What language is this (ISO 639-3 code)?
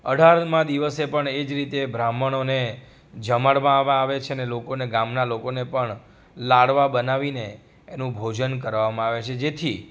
guj